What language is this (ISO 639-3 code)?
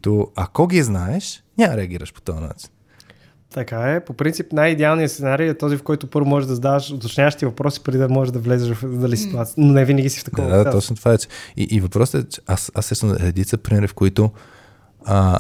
bul